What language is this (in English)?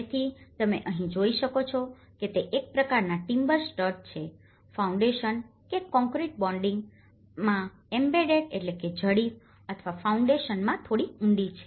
Gujarati